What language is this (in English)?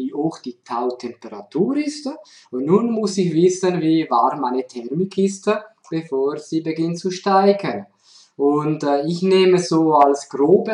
German